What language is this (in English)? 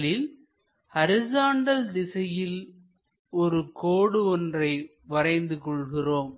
Tamil